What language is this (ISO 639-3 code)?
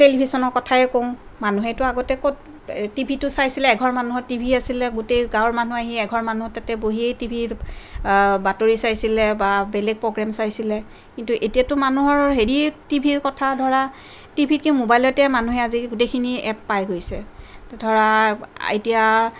asm